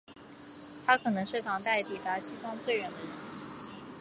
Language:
Chinese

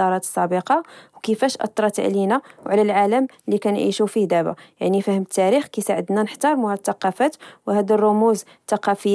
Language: Moroccan Arabic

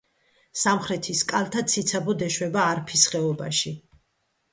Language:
Georgian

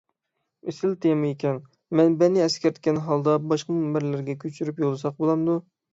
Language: Uyghur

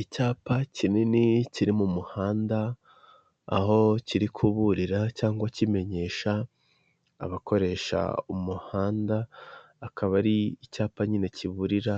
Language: Kinyarwanda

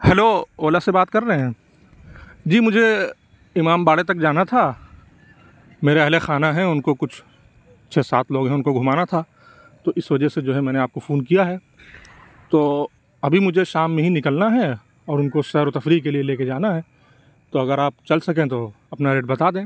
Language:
Urdu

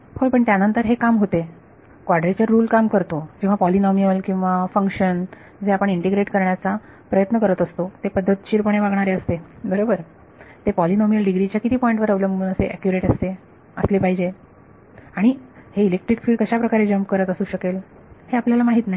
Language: Marathi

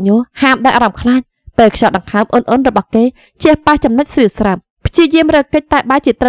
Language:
Vietnamese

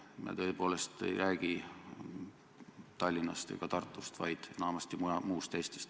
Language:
Estonian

